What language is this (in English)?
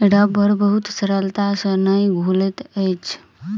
Maithili